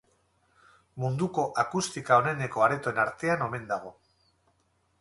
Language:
Basque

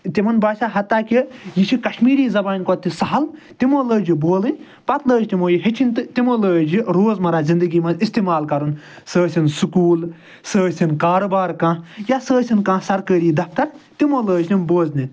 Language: Kashmiri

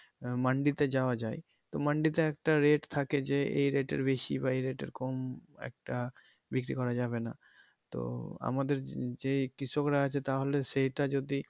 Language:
Bangla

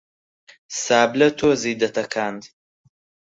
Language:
Central Kurdish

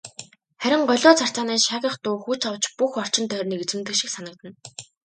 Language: Mongolian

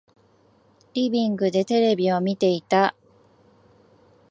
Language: Japanese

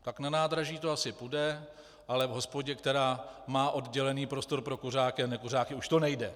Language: Czech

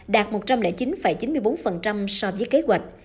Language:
Vietnamese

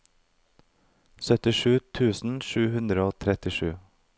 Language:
Norwegian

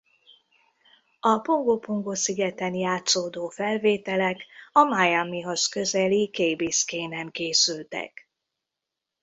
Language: Hungarian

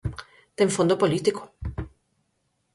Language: Galician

